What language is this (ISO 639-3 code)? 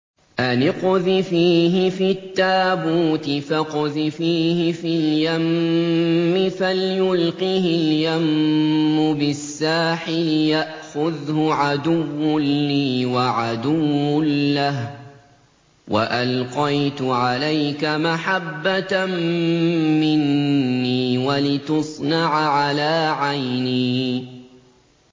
ara